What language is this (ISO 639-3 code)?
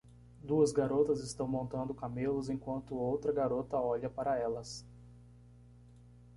por